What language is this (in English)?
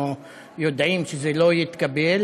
Hebrew